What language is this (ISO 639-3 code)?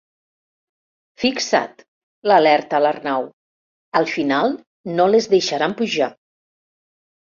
cat